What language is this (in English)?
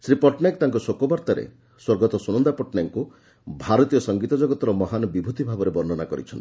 Odia